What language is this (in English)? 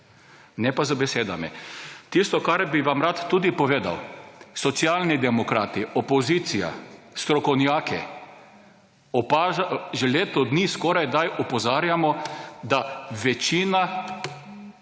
Slovenian